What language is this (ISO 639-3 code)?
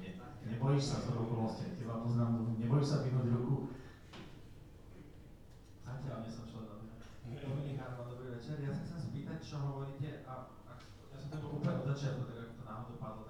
slk